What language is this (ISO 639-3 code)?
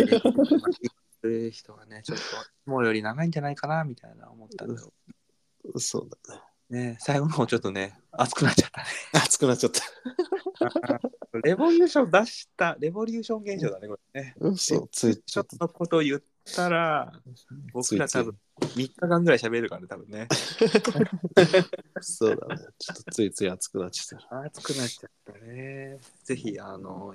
jpn